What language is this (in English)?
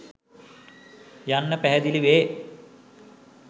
Sinhala